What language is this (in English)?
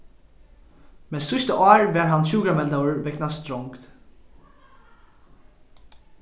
Faroese